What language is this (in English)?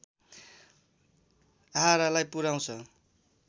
Nepali